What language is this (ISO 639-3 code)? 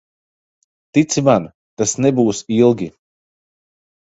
lav